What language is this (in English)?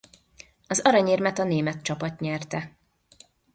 Hungarian